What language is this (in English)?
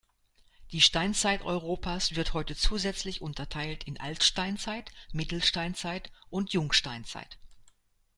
German